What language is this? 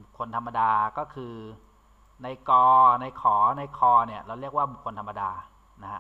Thai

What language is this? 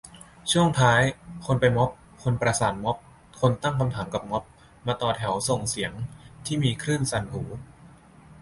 Thai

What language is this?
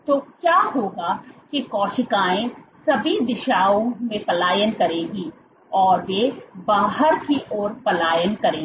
Hindi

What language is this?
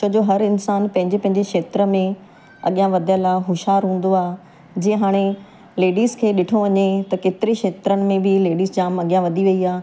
Sindhi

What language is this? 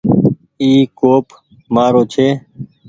Goaria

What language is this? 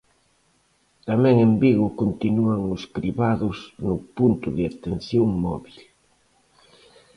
Galician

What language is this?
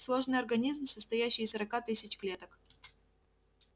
Russian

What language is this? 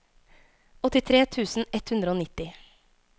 Norwegian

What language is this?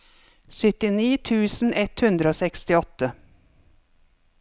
Norwegian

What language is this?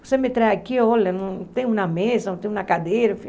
Portuguese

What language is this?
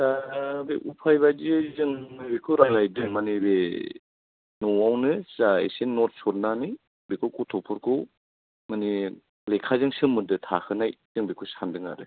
Bodo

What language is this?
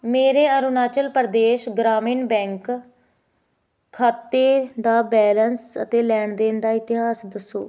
Punjabi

